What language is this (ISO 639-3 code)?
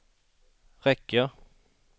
swe